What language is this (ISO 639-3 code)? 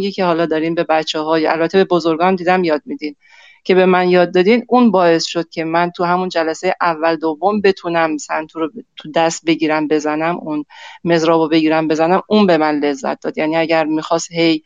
fas